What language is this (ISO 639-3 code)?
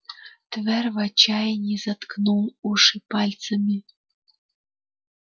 rus